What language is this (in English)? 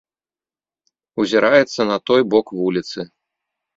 Belarusian